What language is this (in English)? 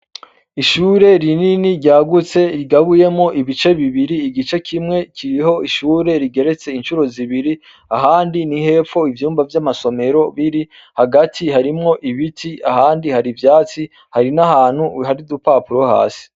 Rundi